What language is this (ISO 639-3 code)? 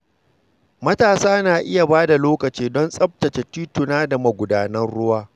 hau